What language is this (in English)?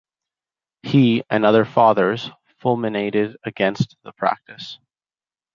English